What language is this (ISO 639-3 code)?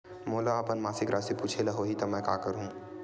hne